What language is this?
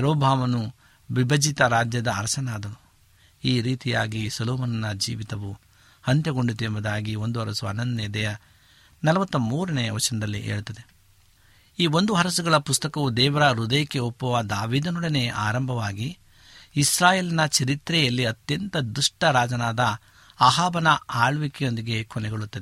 Kannada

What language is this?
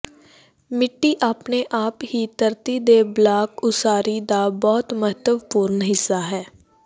Punjabi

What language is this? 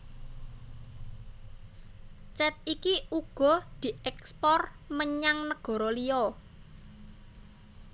Javanese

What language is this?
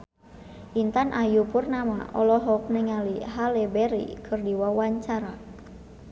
Sundanese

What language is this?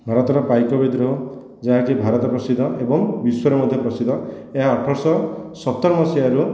Odia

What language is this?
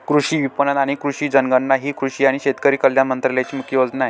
Marathi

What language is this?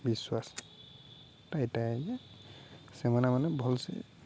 Odia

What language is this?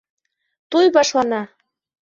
Bashkir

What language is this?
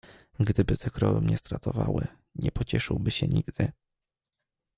Polish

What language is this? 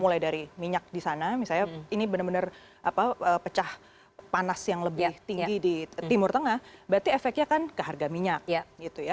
Indonesian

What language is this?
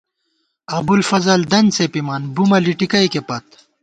Gawar-Bati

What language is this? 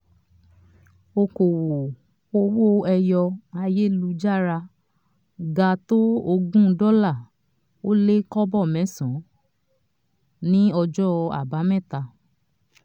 Yoruba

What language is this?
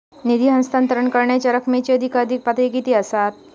Marathi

